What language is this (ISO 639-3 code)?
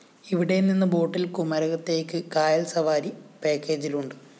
mal